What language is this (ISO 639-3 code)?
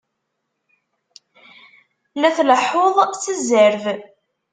kab